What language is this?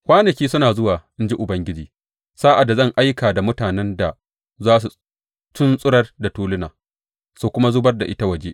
Hausa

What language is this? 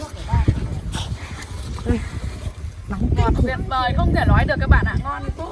Vietnamese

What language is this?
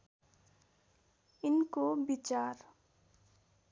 Nepali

